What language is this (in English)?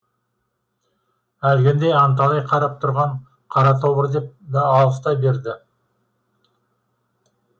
Kazakh